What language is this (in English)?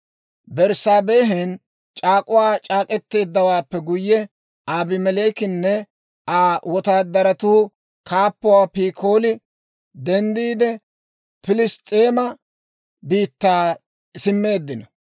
Dawro